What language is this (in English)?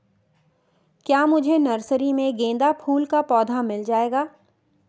Hindi